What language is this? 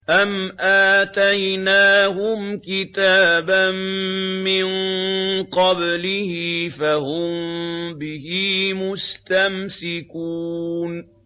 Arabic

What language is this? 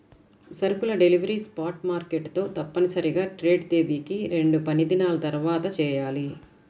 Telugu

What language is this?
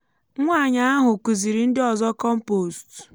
Igbo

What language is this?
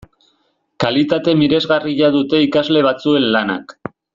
Basque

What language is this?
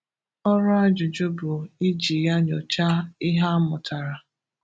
Igbo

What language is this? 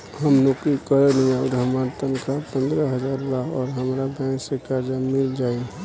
Bhojpuri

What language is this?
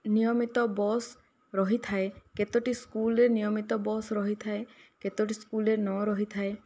Odia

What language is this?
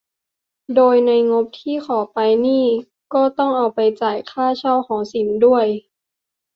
Thai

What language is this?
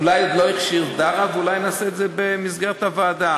Hebrew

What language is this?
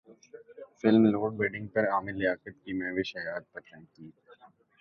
Urdu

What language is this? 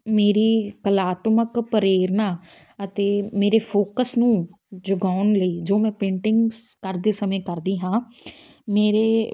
Punjabi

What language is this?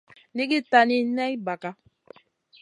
Masana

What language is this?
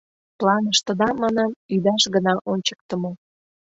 Mari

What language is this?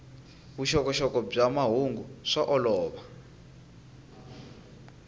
Tsonga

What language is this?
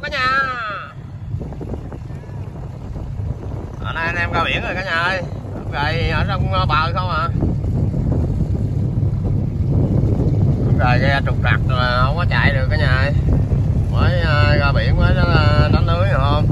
Vietnamese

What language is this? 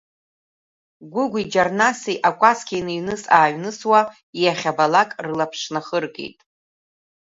Abkhazian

